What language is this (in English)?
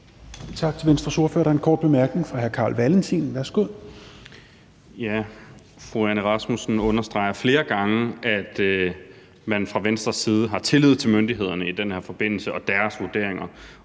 Danish